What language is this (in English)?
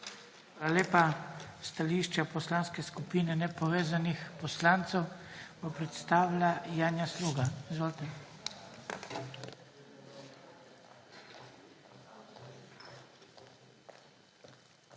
Slovenian